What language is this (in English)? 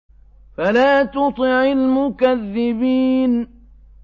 Arabic